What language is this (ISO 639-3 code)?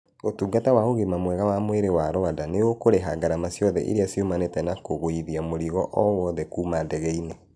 kik